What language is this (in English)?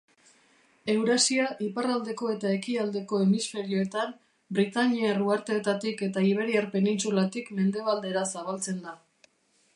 Basque